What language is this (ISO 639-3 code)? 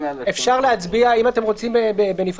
heb